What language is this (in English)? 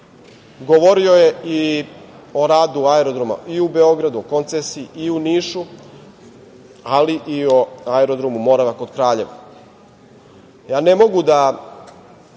Serbian